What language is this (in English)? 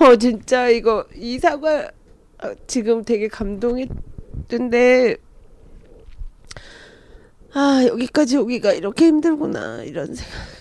Korean